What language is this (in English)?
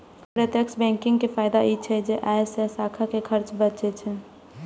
Maithili